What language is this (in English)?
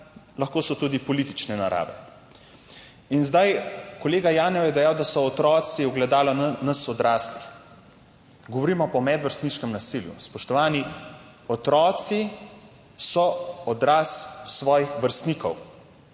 Slovenian